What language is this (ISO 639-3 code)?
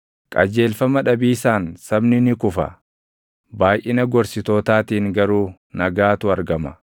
orm